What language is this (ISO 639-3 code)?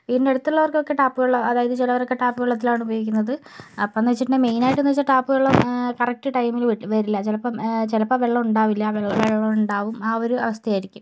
mal